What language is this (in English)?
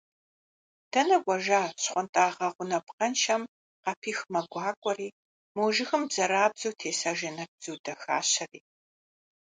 Kabardian